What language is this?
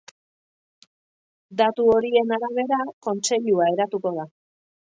Basque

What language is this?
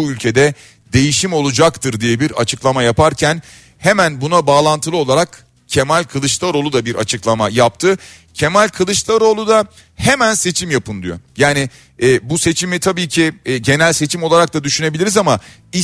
Turkish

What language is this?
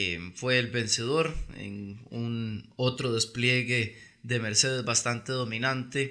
Spanish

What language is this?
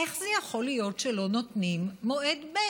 Hebrew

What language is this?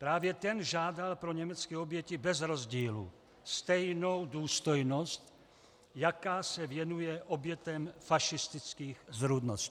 Czech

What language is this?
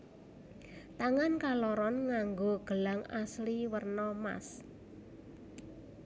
Javanese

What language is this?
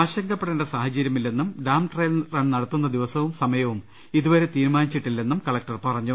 Malayalam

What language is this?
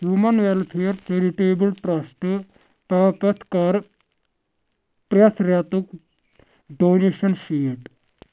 Kashmiri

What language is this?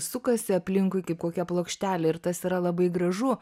Lithuanian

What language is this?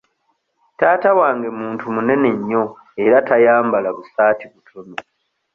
Ganda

